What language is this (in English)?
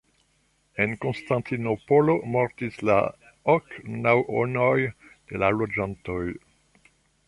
Esperanto